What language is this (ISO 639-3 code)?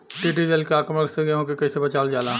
bho